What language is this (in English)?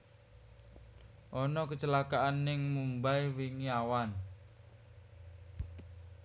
Javanese